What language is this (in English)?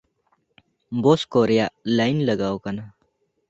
Santali